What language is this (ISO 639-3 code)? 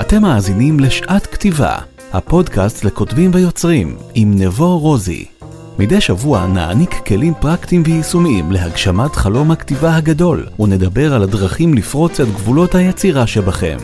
heb